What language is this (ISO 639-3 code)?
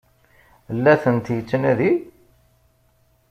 kab